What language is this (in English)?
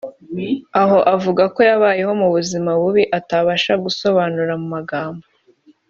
Kinyarwanda